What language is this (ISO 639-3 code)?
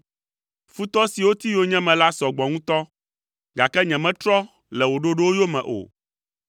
ewe